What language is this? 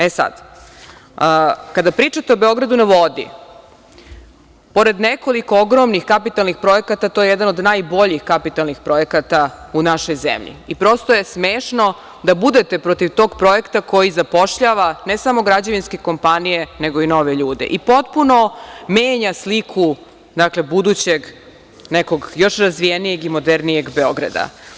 Serbian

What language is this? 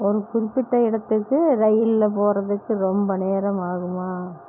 Tamil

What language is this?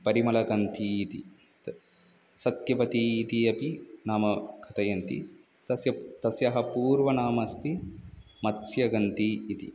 Sanskrit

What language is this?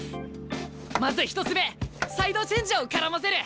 Japanese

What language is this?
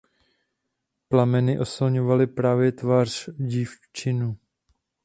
Czech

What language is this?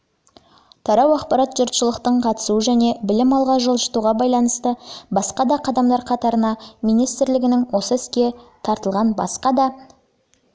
Kazakh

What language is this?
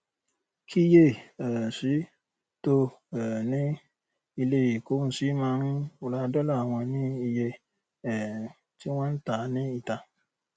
Yoruba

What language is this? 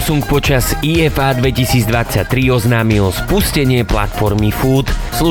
Slovak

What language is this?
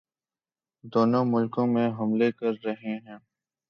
Urdu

